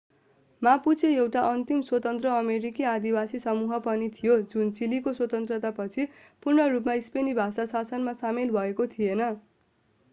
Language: Nepali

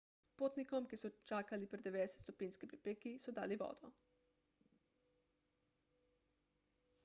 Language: Slovenian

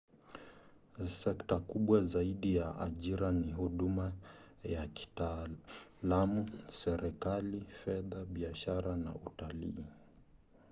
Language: Swahili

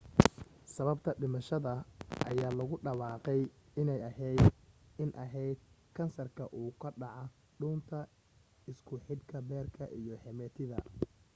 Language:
Somali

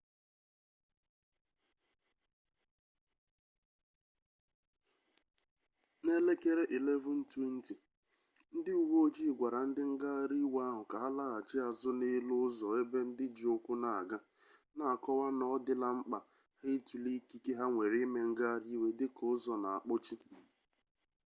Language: Igbo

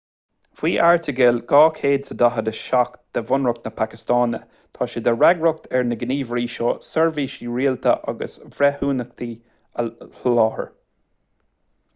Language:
Irish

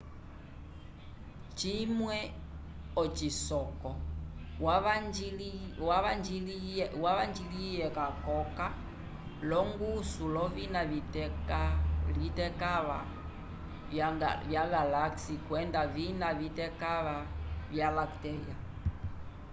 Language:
Umbundu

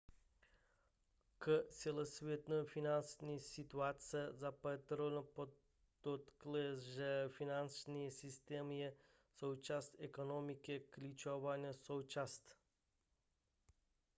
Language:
Czech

